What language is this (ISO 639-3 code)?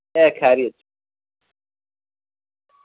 doi